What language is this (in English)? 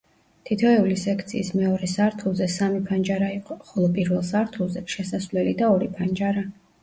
Georgian